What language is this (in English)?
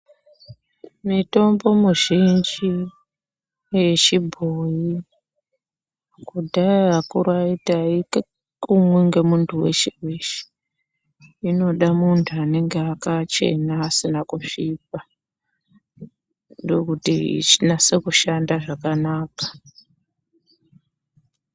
Ndau